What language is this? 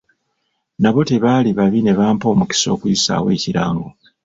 Ganda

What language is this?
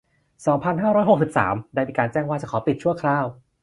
Thai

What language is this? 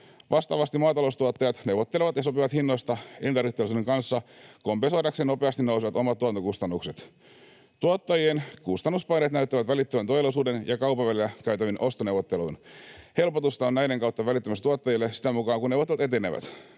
Finnish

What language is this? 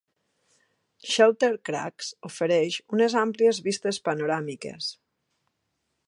Catalan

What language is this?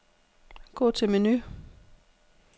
Danish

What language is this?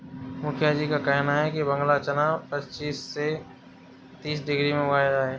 Hindi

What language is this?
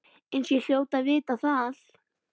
Icelandic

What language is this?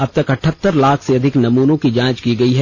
Hindi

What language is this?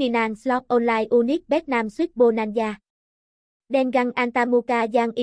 Indonesian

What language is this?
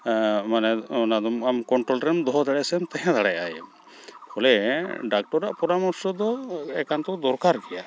Santali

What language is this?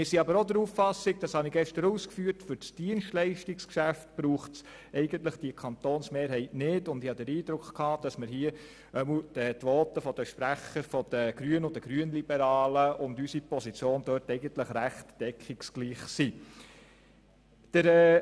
Swiss German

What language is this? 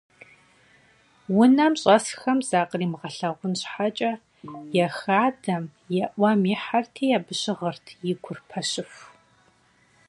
Kabardian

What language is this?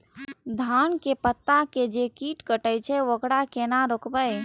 Maithili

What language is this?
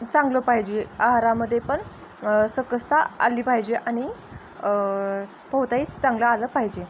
Marathi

